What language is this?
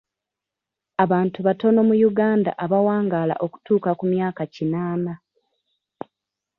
Ganda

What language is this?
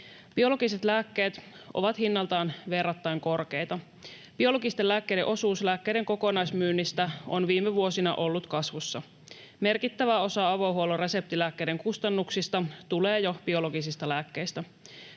Finnish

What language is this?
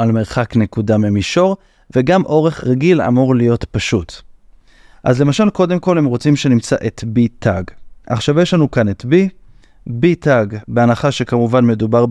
Hebrew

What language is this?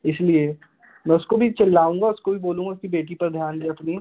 Hindi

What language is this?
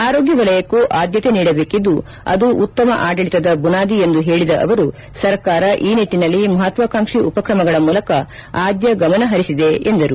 Kannada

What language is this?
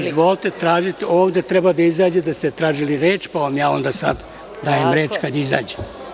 Serbian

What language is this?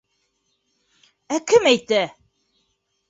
Bashkir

